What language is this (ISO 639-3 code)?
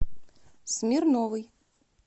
rus